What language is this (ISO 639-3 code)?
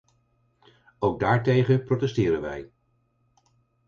nld